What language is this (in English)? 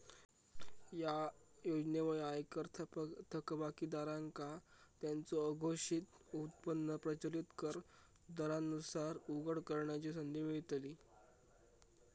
Marathi